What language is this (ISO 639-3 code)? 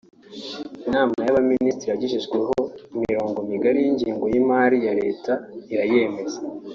kin